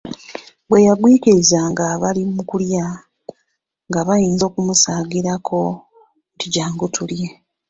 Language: Ganda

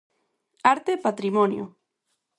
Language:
Galician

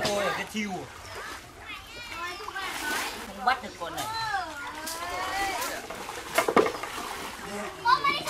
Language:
Vietnamese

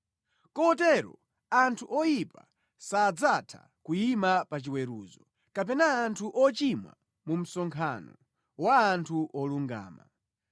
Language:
Nyanja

